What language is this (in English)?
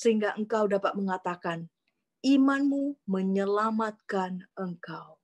Indonesian